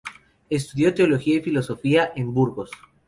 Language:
Spanish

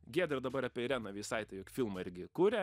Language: Lithuanian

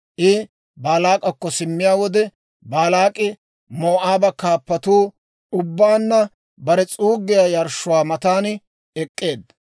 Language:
Dawro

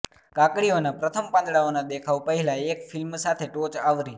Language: Gujarati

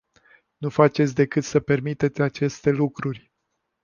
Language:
Romanian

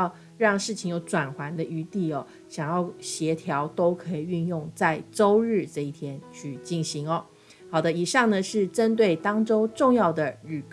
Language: Chinese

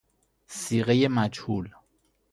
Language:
Persian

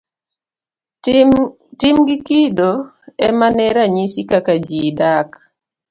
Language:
Luo (Kenya and Tanzania)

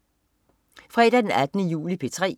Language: Danish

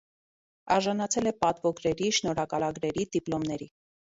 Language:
Armenian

